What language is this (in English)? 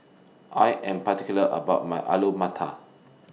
English